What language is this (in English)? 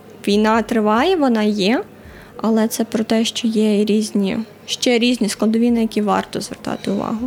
Ukrainian